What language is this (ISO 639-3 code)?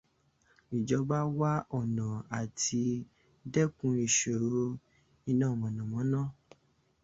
yor